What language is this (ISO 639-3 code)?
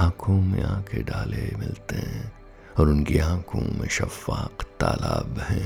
hin